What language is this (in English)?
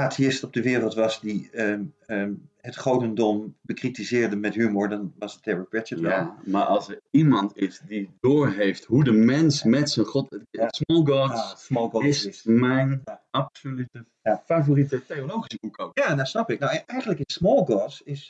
Dutch